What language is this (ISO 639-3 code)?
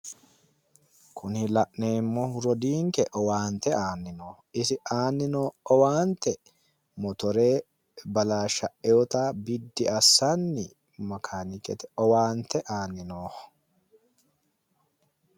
sid